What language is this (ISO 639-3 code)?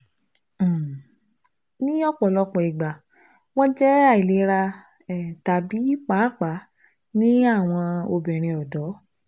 yor